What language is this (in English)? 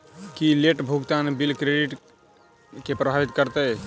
Maithili